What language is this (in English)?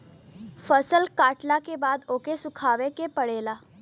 Bhojpuri